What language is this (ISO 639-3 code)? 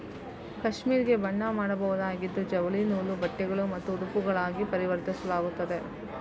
kan